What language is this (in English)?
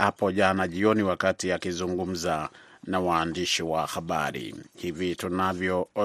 Swahili